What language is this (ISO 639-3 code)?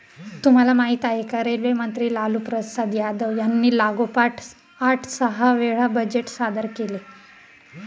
mar